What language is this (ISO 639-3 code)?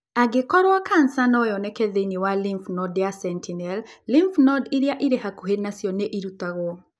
kik